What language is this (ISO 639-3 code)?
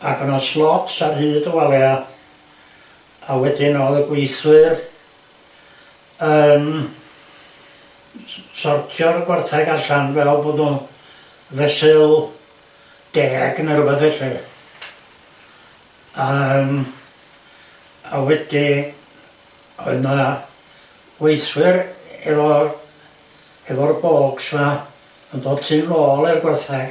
cym